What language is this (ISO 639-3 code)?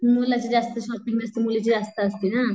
mar